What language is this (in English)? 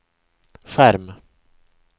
Swedish